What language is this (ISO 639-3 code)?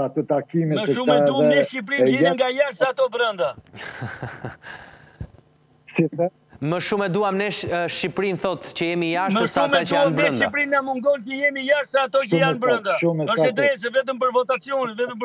ron